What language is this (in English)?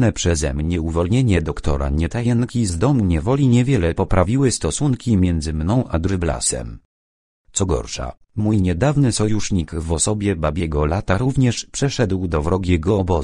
Polish